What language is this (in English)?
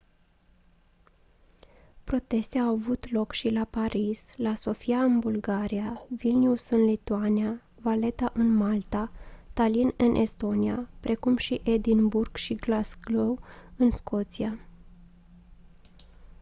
Romanian